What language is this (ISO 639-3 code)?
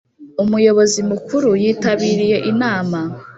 kin